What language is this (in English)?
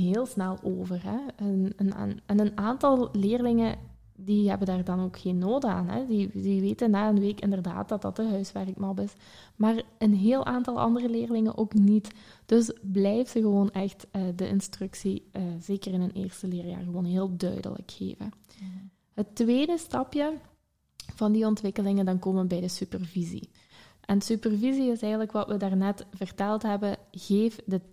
Dutch